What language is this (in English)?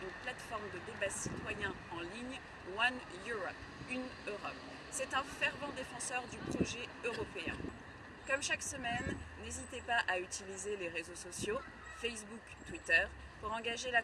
French